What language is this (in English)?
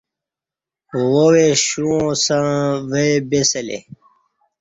Kati